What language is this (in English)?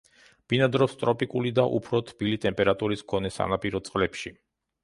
Georgian